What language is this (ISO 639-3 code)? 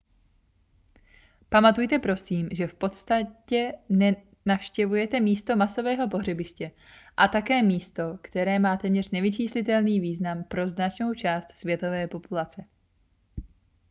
ces